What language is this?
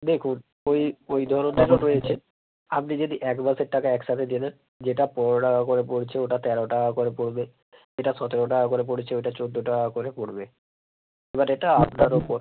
Bangla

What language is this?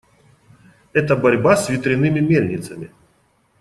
Russian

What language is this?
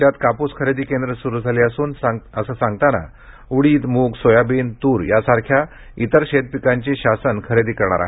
Marathi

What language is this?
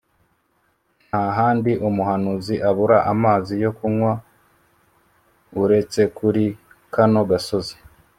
Kinyarwanda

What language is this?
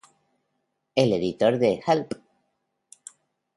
Spanish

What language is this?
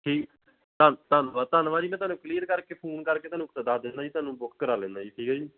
Punjabi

